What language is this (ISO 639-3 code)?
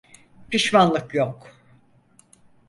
tur